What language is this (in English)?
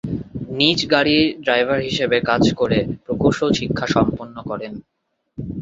Bangla